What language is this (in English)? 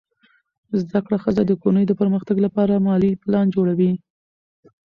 Pashto